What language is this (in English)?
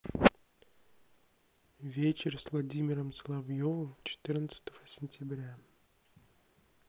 Russian